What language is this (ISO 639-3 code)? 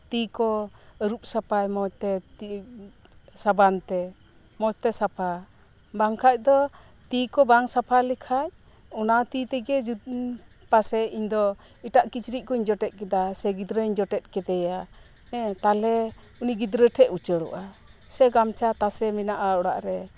sat